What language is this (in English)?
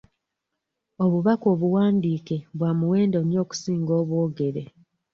Ganda